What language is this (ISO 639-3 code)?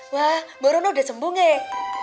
ind